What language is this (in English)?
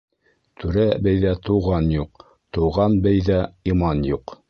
Bashkir